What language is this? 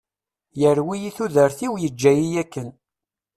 Kabyle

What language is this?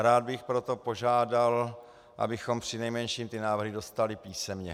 Czech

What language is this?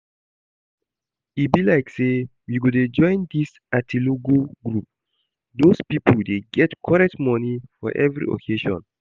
Nigerian Pidgin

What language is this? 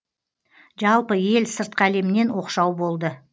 Kazakh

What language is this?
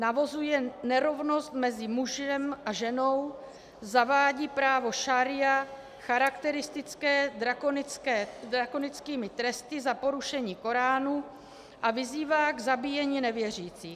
Czech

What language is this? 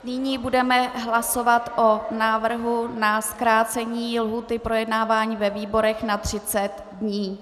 Czech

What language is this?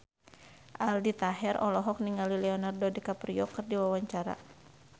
Sundanese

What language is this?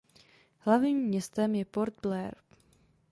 Czech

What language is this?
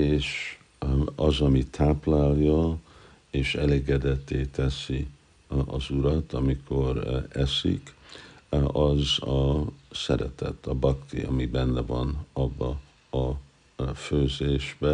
Hungarian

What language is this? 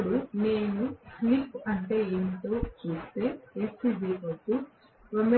Telugu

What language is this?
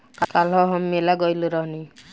Bhojpuri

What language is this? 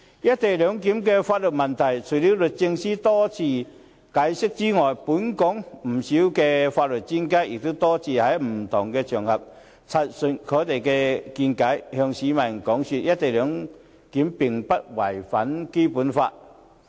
Cantonese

